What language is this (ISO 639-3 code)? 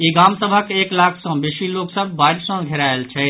mai